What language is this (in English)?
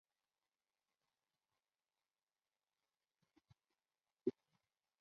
Chinese